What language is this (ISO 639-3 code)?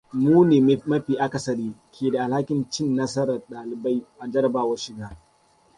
hau